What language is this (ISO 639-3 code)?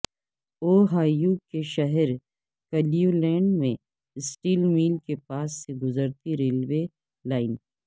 urd